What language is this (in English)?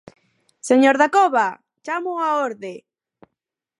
Galician